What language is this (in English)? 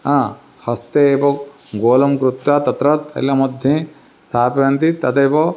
Sanskrit